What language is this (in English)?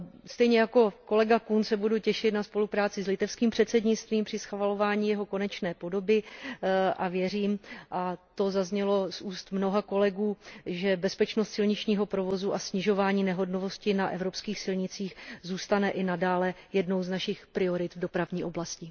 Czech